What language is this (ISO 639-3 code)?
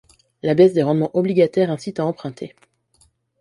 fra